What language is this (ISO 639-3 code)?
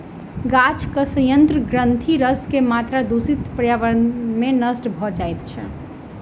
mai